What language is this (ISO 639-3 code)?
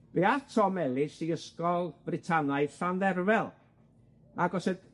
cym